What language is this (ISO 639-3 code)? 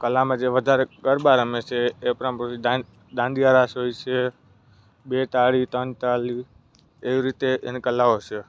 guj